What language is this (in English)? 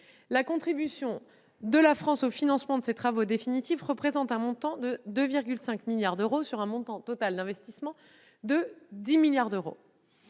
French